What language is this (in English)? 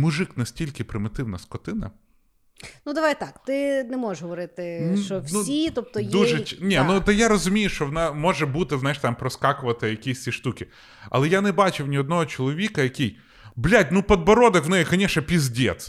Ukrainian